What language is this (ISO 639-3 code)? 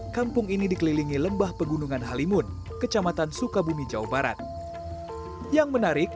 ind